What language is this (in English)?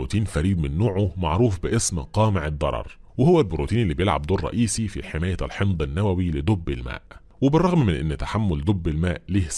Arabic